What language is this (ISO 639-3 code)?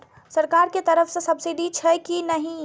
mai